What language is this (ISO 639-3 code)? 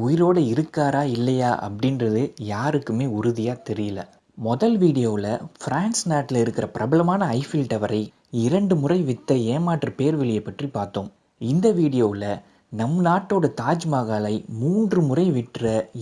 eng